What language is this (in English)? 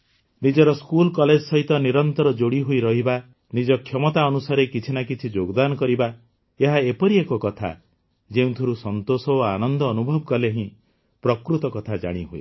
Odia